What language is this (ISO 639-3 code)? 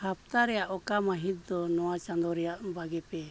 sat